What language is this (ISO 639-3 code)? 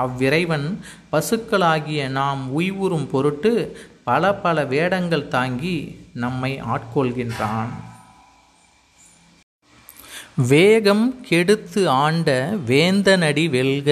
tam